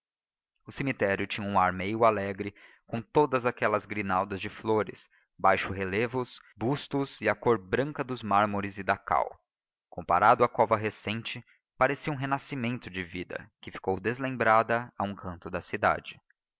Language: Portuguese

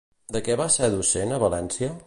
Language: Catalan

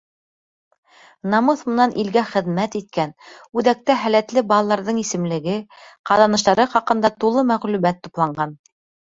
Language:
Bashkir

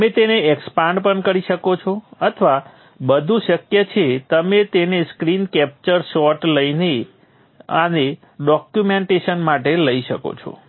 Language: Gujarati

